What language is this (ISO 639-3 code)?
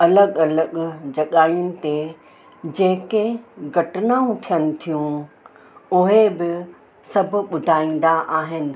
snd